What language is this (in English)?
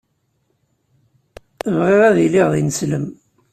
Kabyle